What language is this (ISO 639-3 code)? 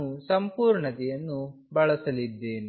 kan